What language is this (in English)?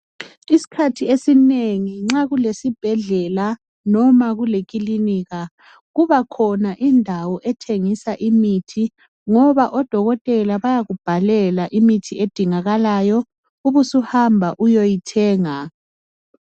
North Ndebele